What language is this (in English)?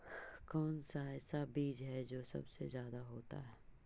Magahi